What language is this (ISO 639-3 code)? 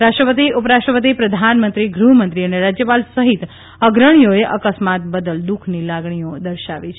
guj